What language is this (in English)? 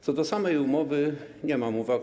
Polish